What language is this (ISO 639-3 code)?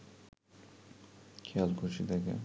ben